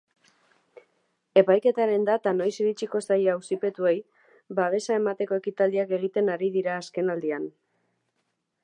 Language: Basque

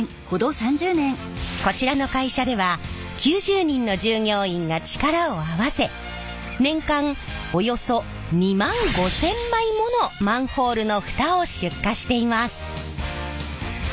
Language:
Japanese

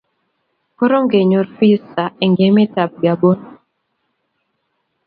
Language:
Kalenjin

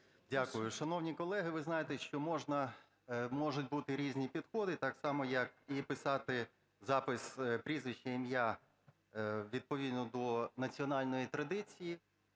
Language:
Ukrainian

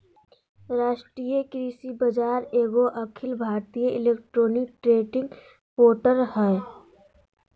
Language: Magahi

